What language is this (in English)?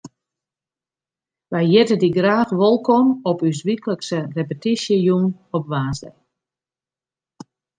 Western Frisian